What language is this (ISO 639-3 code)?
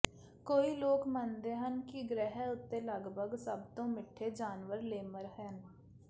pan